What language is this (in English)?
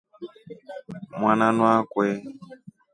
Rombo